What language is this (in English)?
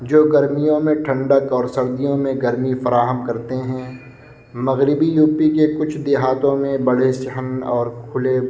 Urdu